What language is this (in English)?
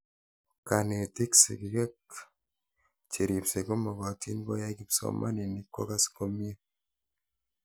Kalenjin